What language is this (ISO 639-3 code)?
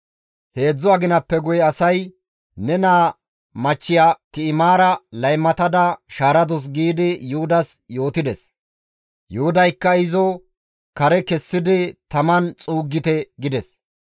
gmv